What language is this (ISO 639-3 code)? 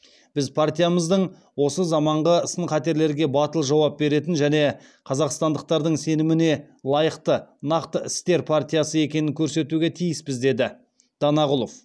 kaz